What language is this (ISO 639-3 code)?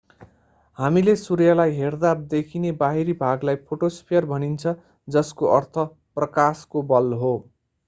nep